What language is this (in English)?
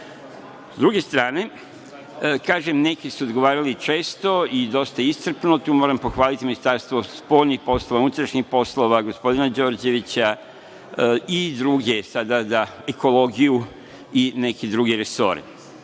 Serbian